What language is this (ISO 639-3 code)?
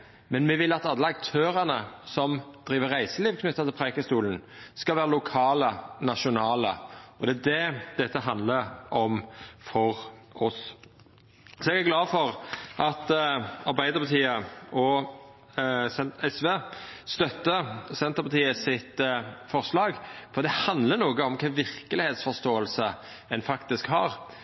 nno